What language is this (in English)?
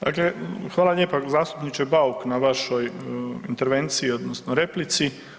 Croatian